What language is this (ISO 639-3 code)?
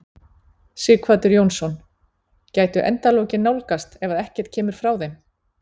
isl